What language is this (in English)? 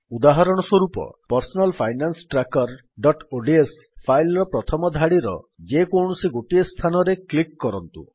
Odia